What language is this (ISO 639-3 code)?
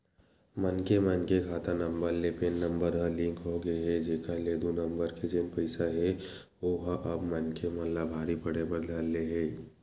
hne